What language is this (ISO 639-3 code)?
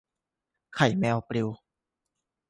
tha